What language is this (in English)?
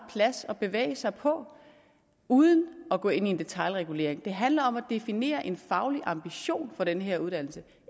Danish